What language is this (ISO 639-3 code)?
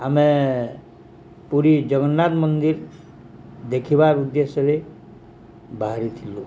ori